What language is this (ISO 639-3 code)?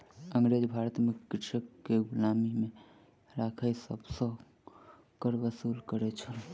mai